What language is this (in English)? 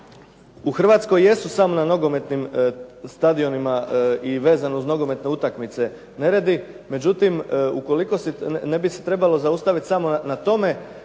Croatian